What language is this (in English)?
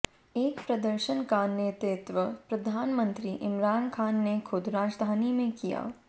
Hindi